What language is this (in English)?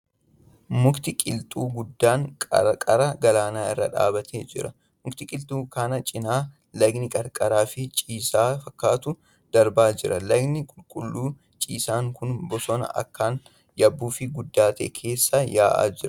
Oromo